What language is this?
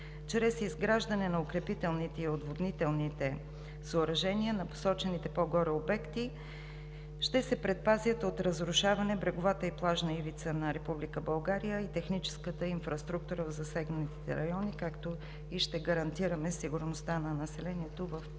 Bulgarian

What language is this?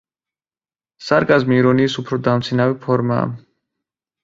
Georgian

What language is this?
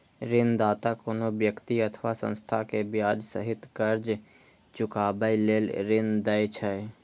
Maithili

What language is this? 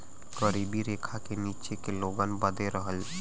Bhojpuri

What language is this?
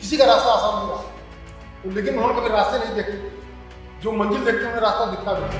Hindi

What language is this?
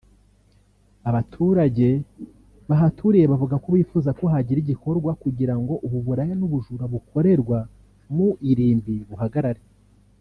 Kinyarwanda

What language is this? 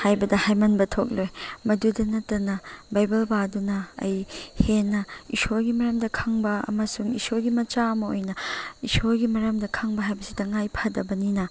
Manipuri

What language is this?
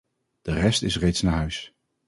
Dutch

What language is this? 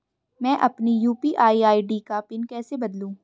Hindi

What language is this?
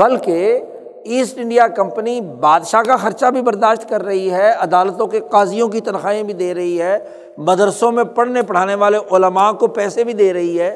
Urdu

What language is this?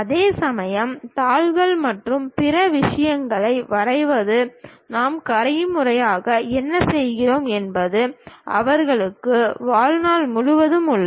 Tamil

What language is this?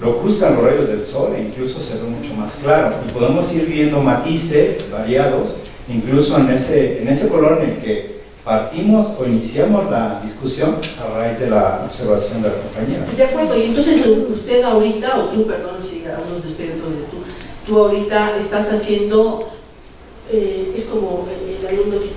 Spanish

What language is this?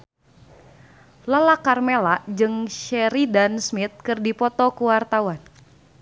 Sundanese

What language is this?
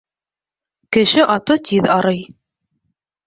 Bashkir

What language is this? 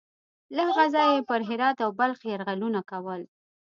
Pashto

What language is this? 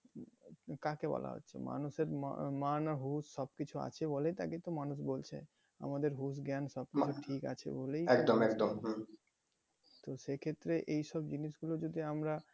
Bangla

